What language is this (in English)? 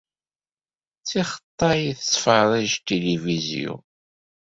Kabyle